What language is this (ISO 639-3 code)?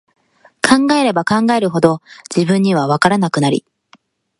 jpn